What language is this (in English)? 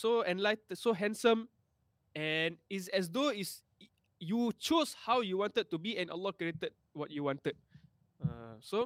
Malay